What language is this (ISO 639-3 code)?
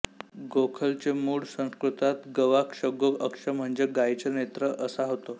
mar